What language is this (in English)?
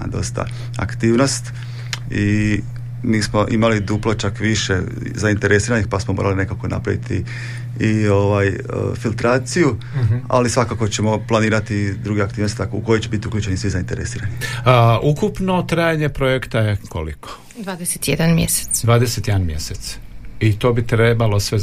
Croatian